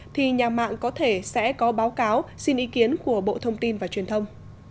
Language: Vietnamese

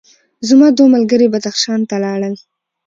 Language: Pashto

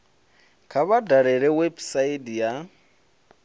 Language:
Venda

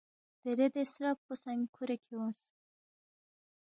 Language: Balti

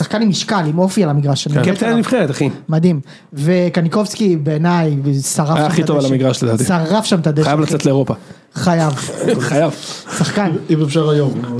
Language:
Hebrew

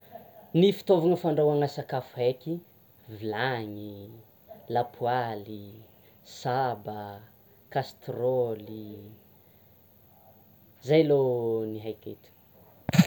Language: Tsimihety Malagasy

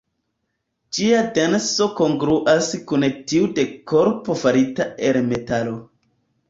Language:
Esperanto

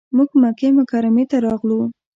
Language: Pashto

